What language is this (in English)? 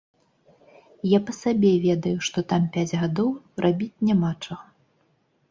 Belarusian